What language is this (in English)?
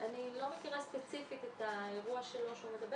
Hebrew